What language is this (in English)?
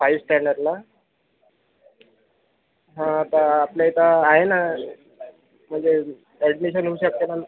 Marathi